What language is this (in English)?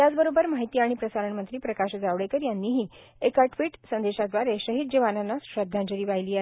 Marathi